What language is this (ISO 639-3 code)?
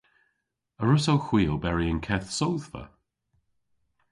cor